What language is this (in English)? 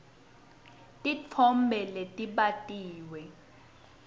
Swati